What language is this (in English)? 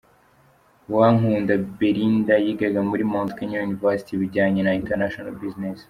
Kinyarwanda